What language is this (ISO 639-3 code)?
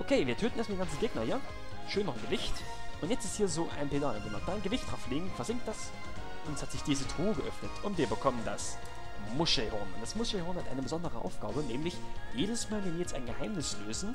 deu